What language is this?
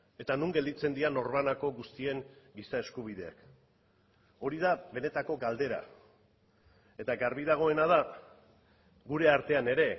Basque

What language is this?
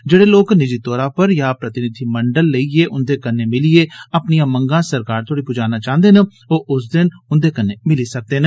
Dogri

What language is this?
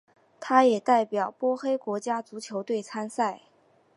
Chinese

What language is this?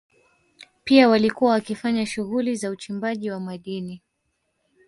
Swahili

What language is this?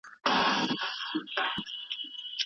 Pashto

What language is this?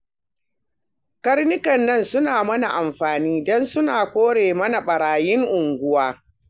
Hausa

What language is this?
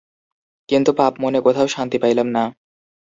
Bangla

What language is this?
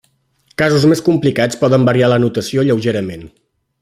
Catalan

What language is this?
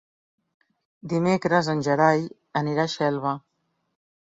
Catalan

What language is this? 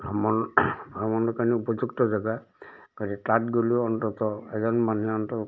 Assamese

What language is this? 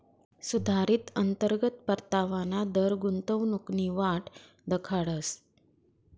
Marathi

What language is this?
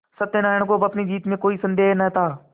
Hindi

